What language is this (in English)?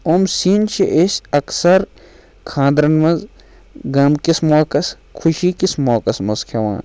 Kashmiri